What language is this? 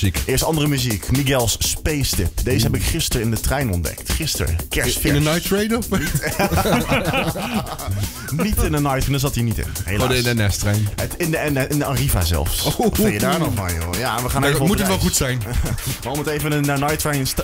Dutch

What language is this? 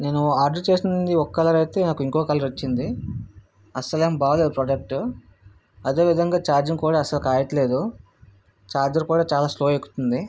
Telugu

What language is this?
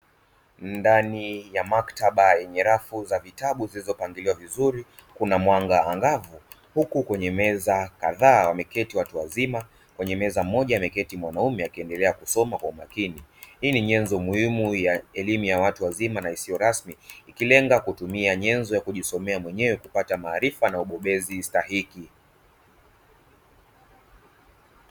Swahili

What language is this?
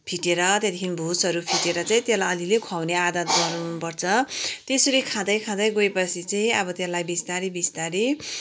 Nepali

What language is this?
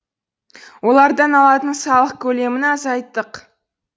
Kazakh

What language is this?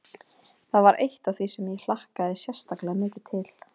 Icelandic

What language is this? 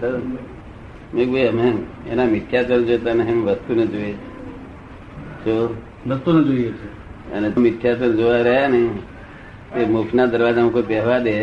Gujarati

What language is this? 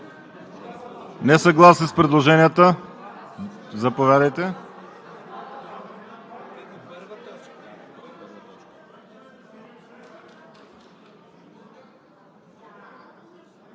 Bulgarian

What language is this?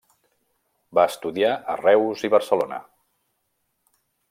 Catalan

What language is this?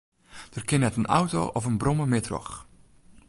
Western Frisian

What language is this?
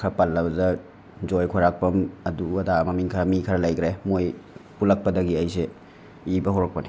Manipuri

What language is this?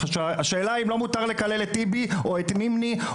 Hebrew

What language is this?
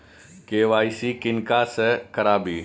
Maithili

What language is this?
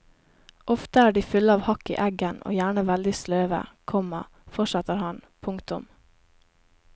Norwegian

